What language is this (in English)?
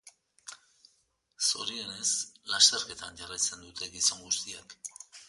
Basque